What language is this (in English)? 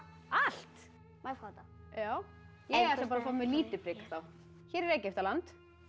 Icelandic